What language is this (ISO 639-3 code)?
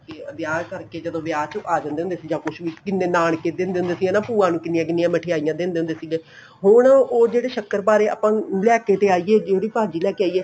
pan